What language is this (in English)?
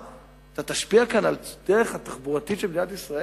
Hebrew